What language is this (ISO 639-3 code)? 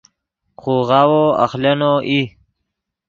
ydg